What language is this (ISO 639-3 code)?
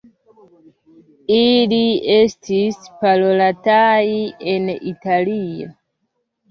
epo